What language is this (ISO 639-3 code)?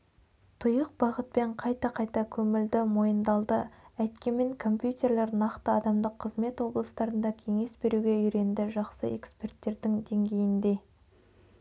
kaz